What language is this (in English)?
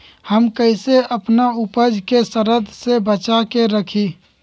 Magahi